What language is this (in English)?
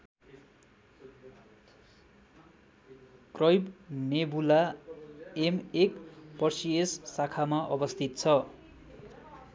Nepali